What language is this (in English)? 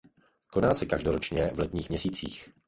Czech